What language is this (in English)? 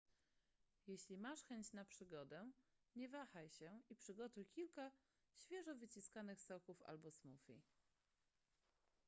Polish